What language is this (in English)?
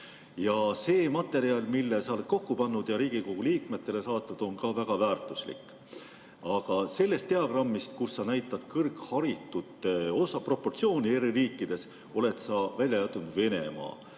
Estonian